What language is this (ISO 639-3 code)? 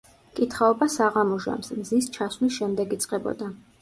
kat